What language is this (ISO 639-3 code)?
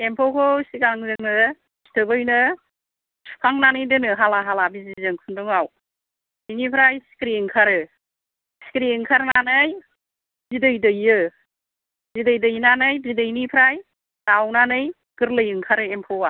brx